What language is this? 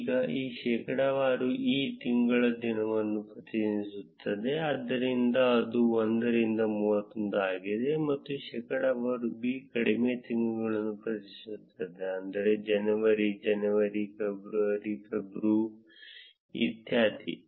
Kannada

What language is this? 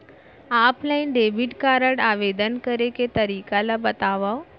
Chhattisgarhi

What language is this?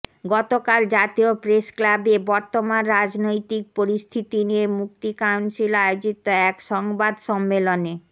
Bangla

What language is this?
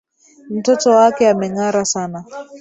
Swahili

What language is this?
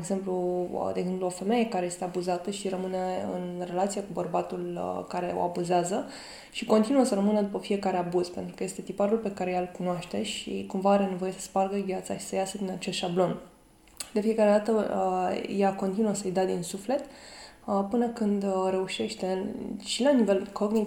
Romanian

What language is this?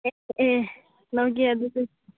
Manipuri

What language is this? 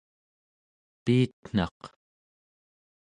Central Yupik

